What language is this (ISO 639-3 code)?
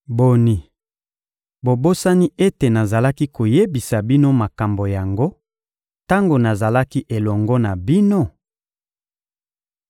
lin